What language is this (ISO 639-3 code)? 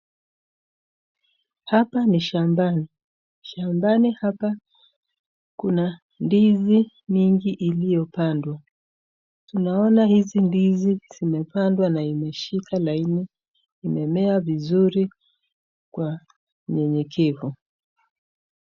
swa